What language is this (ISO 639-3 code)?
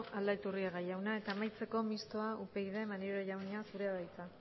eus